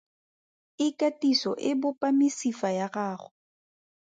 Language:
Tswana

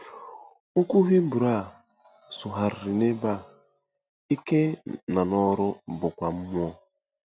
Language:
Igbo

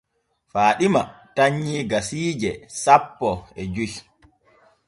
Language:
Borgu Fulfulde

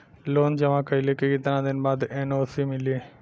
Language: Bhojpuri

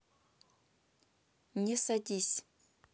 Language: Russian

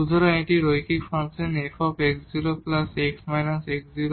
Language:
Bangla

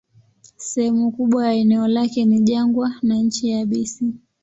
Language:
Swahili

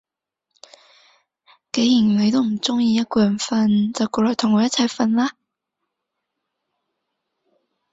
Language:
Cantonese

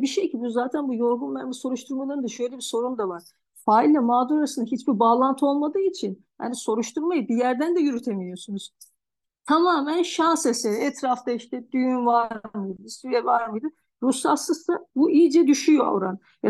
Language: Turkish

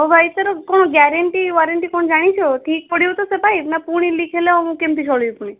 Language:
Odia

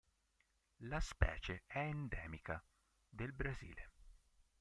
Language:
Italian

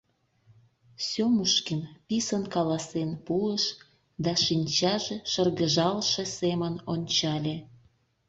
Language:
Mari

